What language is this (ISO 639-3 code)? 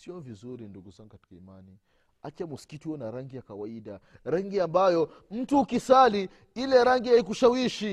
swa